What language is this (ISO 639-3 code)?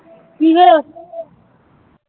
pan